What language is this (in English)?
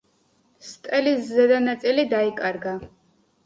Georgian